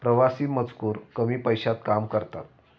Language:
Marathi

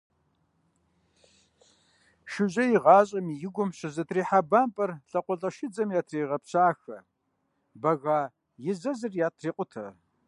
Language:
Kabardian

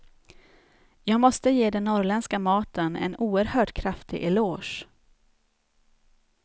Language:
Swedish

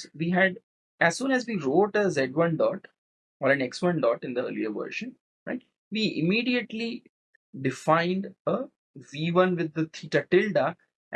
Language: English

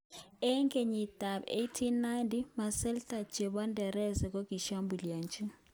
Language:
Kalenjin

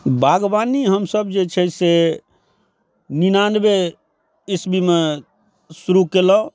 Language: Maithili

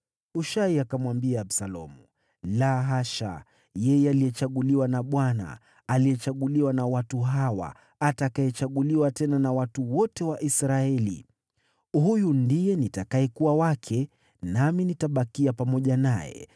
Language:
Swahili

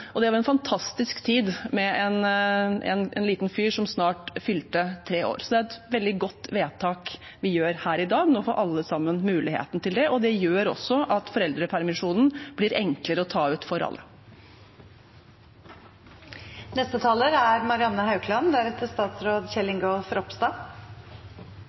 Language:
Norwegian Bokmål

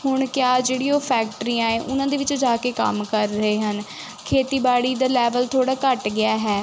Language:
Punjabi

